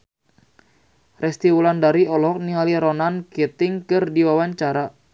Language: Sundanese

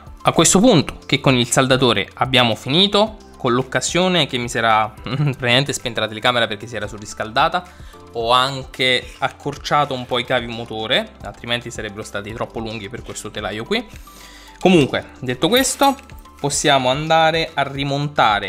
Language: Italian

